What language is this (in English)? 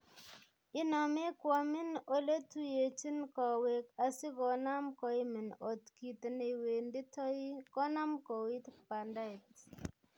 Kalenjin